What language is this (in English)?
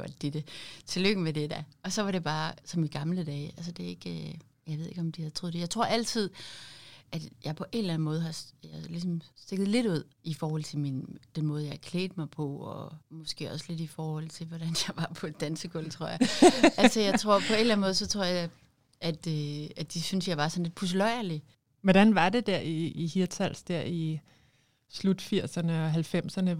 Danish